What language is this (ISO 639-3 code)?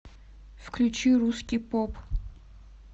rus